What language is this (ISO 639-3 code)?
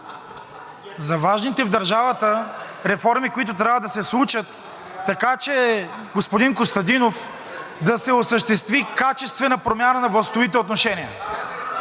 bul